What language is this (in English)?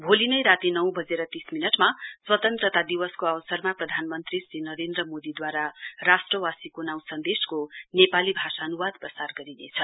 Nepali